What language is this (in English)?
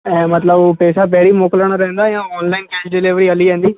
Sindhi